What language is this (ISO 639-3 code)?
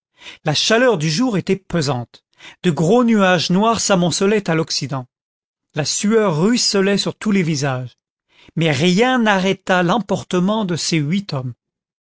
fra